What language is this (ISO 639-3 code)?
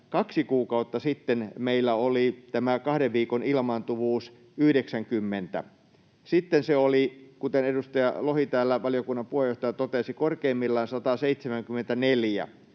fin